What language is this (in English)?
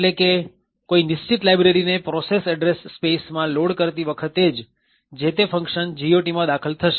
Gujarati